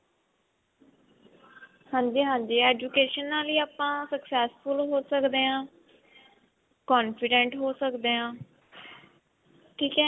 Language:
Punjabi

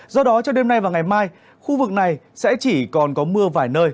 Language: Vietnamese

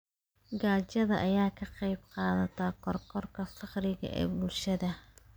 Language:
Somali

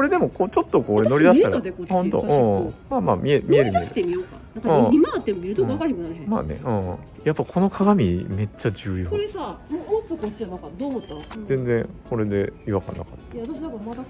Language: Japanese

